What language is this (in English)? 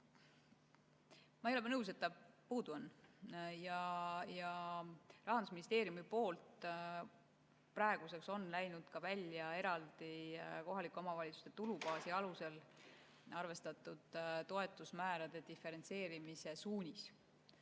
Estonian